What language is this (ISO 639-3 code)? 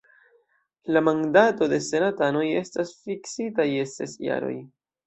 epo